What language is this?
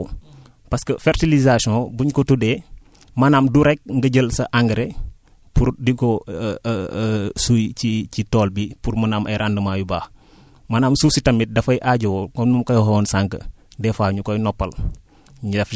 Wolof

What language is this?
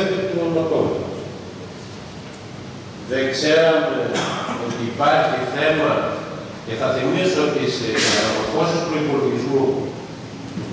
Greek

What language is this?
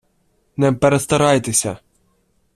Ukrainian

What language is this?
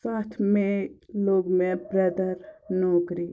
Kashmiri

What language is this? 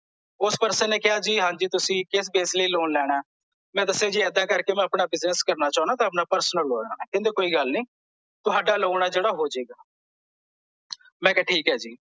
Punjabi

